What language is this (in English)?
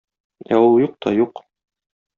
Tatar